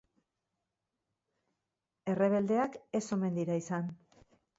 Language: Basque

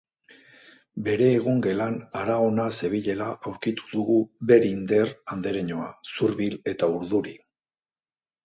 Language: Basque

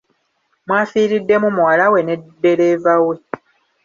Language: Ganda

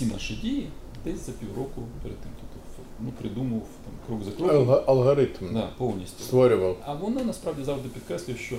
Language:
Ukrainian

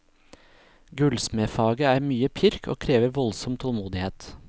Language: Norwegian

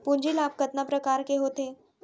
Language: Chhattisgarhi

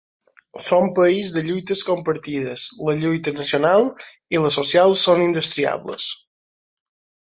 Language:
Catalan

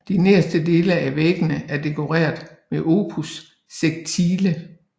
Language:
Danish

